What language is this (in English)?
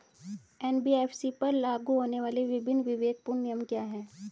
Hindi